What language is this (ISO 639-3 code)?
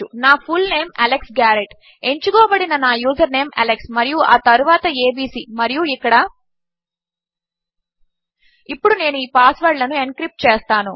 tel